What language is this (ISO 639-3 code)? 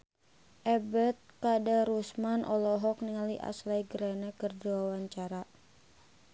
sun